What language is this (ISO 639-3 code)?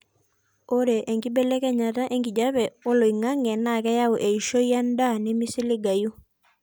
mas